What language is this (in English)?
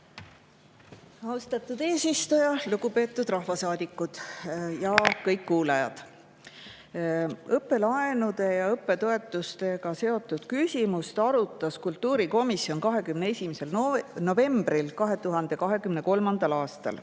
Estonian